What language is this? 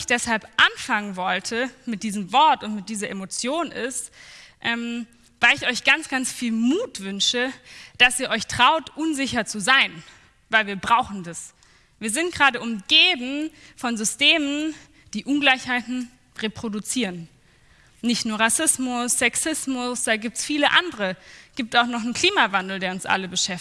German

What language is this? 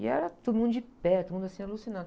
Portuguese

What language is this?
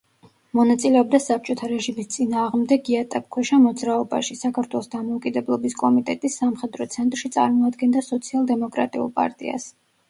Georgian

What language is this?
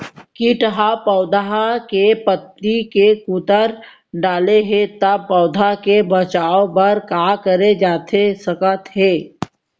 Chhattisgarhi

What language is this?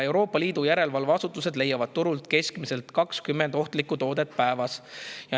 Estonian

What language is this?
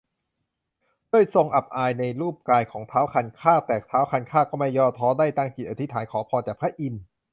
Thai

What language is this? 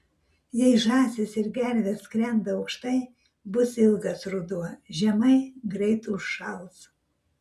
Lithuanian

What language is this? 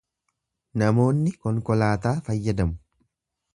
Oromo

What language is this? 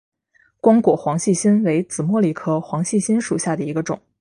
Chinese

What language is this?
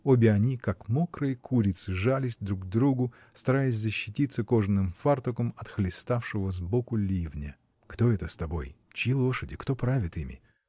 Russian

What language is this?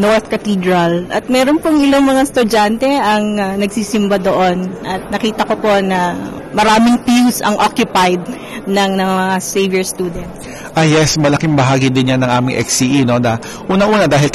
Filipino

